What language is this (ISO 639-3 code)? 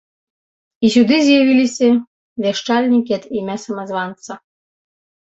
bel